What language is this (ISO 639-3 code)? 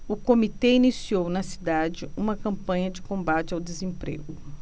por